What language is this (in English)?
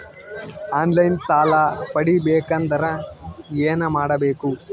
Kannada